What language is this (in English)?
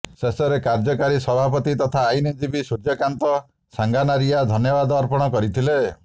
Odia